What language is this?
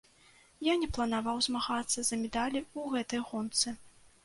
Belarusian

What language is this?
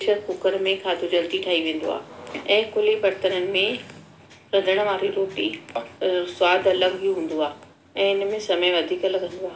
Sindhi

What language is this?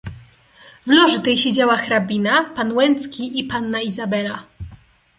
Polish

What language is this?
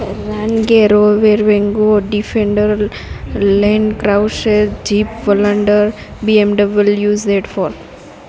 Gujarati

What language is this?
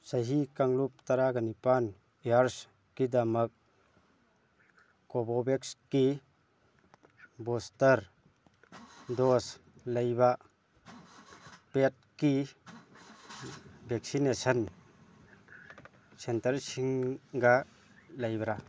Manipuri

